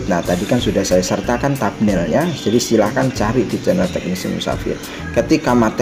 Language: Indonesian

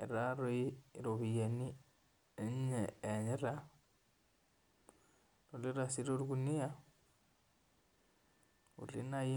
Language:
Masai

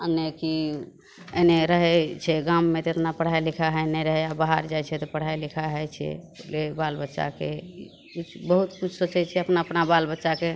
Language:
Maithili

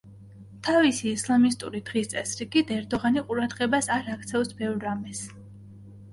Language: Georgian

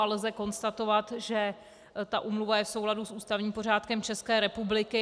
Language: Czech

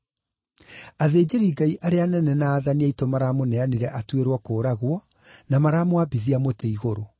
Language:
Kikuyu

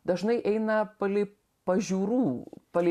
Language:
Lithuanian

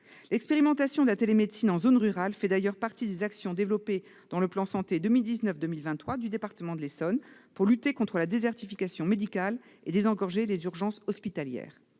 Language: French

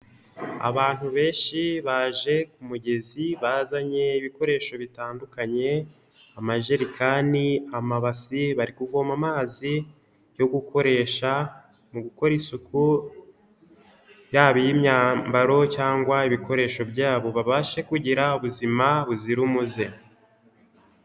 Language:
Kinyarwanda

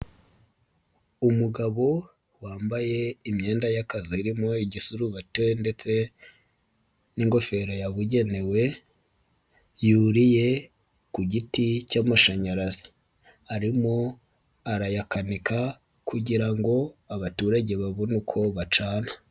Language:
Kinyarwanda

